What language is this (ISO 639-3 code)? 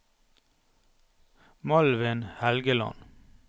nor